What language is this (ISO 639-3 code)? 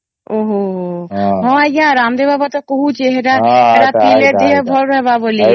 ori